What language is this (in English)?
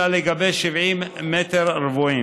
Hebrew